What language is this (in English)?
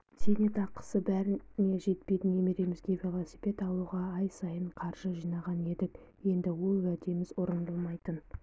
Kazakh